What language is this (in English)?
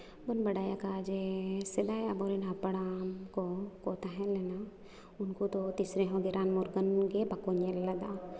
Santali